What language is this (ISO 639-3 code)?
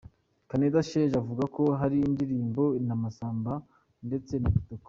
kin